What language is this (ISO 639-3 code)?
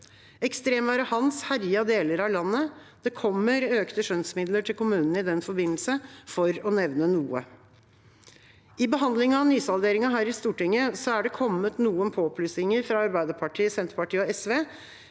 nor